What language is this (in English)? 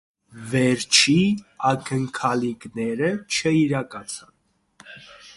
Armenian